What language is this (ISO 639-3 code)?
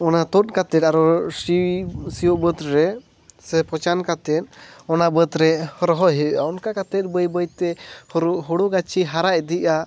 sat